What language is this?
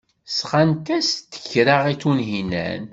Kabyle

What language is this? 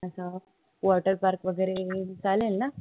Marathi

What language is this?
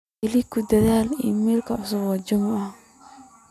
Somali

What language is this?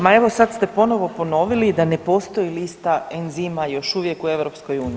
Croatian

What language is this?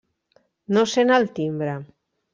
Catalan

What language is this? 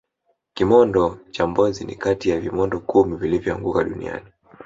Swahili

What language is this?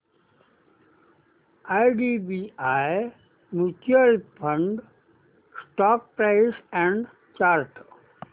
Marathi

